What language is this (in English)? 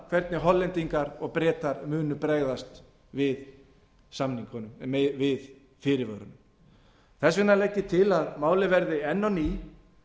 Icelandic